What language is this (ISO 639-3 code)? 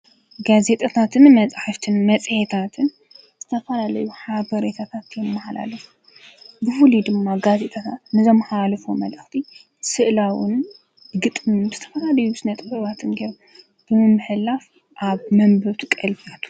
tir